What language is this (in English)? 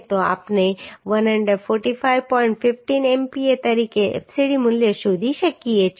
Gujarati